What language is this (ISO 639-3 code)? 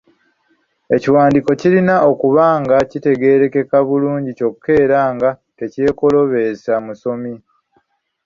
lug